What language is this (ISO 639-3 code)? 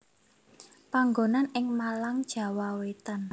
jav